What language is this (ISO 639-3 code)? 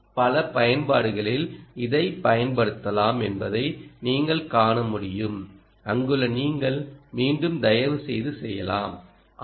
tam